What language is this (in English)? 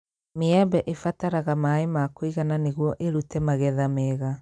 Kikuyu